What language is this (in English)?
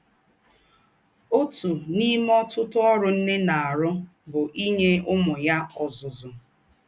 Igbo